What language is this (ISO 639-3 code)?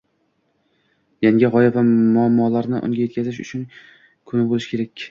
uzb